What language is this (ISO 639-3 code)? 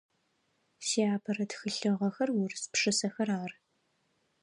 ady